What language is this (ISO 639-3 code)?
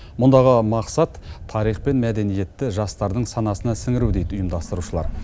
kaz